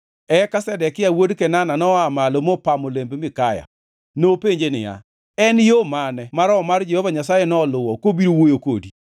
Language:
Luo (Kenya and Tanzania)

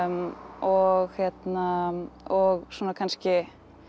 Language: Icelandic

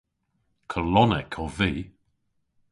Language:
Cornish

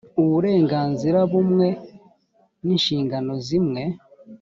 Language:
Kinyarwanda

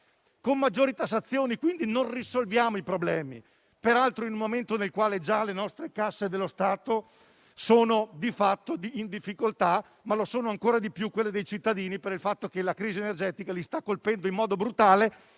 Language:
Italian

